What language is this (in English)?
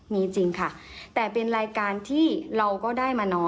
Thai